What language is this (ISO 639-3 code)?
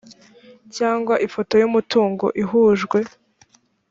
kin